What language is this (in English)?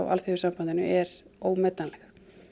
Icelandic